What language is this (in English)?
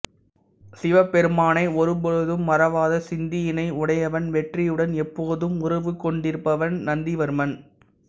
Tamil